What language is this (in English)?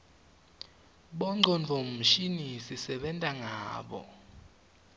Swati